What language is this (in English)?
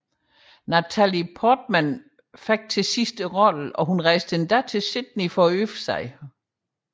Danish